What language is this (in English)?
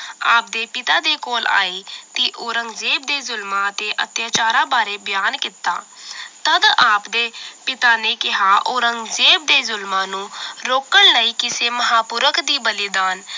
Punjabi